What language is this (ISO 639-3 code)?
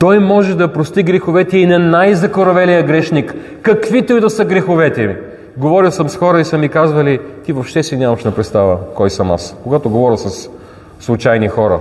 bul